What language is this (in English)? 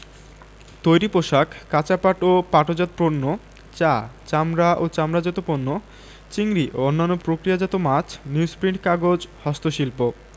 Bangla